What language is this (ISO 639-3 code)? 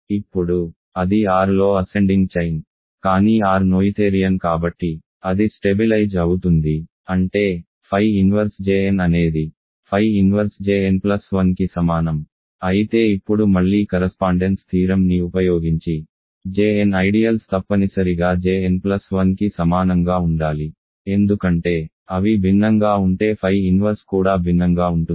tel